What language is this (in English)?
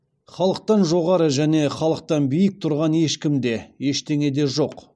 Kazakh